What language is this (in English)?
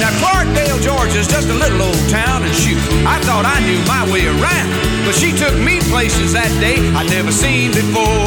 Slovak